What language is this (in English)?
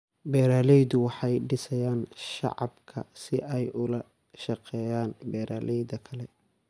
Somali